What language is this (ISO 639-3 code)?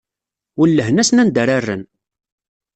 kab